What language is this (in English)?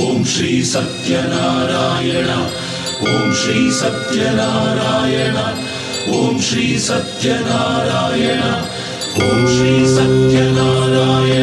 Arabic